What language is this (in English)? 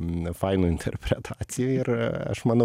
Lithuanian